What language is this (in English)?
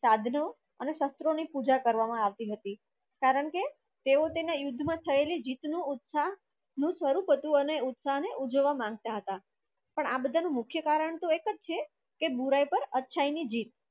Gujarati